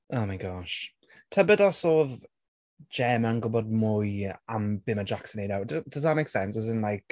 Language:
Welsh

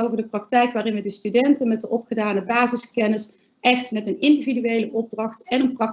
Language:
Dutch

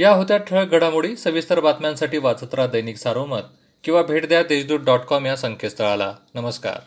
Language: Marathi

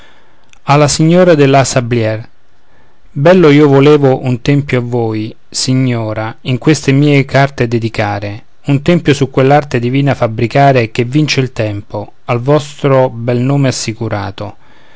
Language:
Italian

